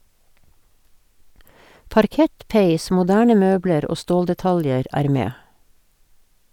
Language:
Norwegian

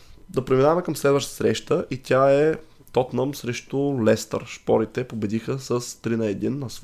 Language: Bulgarian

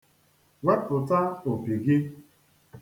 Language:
Igbo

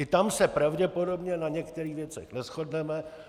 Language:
Czech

